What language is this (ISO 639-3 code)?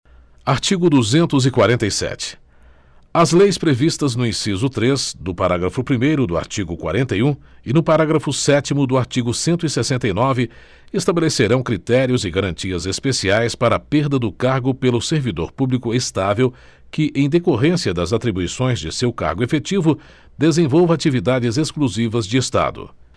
por